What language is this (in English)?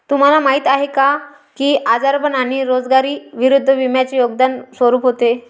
Marathi